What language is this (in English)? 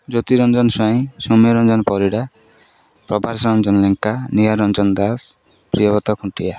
Odia